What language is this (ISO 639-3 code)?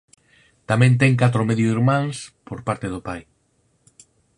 glg